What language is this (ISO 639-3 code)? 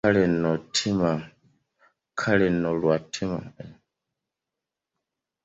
lug